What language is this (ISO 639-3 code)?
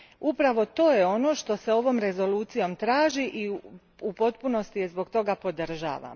hrv